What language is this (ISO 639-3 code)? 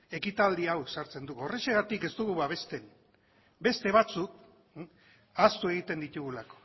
eus